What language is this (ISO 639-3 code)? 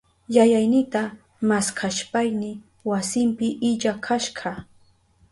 qup